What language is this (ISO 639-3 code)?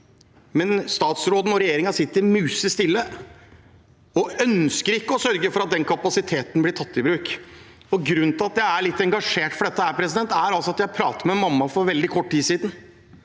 nor